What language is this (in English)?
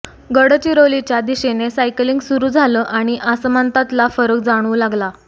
Marathi